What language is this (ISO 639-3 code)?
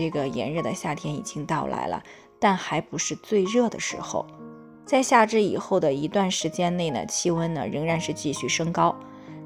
zho